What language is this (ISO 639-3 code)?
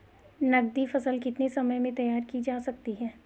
hin